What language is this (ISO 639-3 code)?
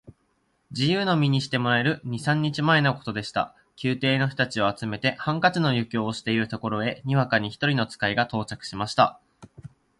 jpn